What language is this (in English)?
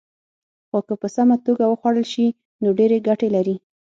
Pashto